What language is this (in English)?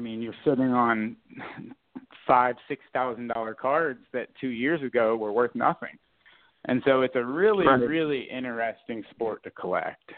English